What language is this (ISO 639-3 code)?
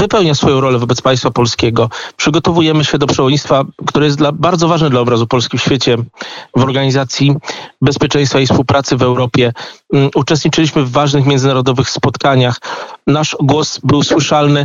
pol